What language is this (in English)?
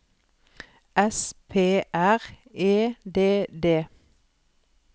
Norwegian